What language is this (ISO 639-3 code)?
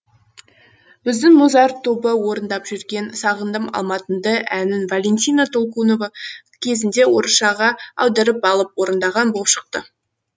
kaz